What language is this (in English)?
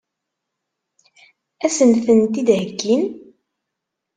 Kabyle